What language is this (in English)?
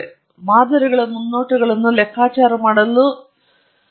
Kannada